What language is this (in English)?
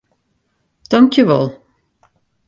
Western Frisian